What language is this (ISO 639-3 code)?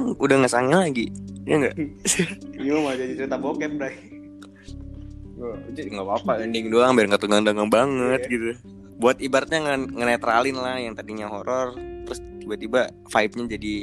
ind